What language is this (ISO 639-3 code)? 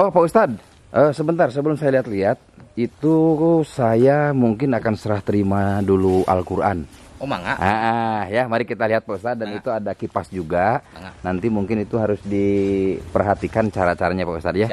ind